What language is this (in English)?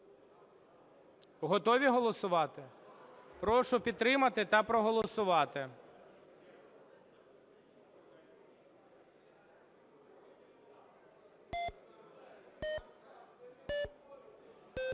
Ukrainian